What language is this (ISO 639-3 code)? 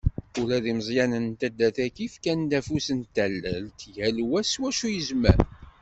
kab